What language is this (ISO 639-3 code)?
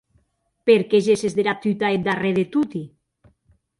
oci